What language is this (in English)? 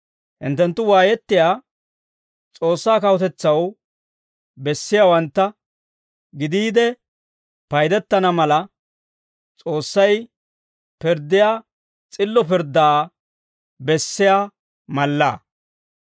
Dawro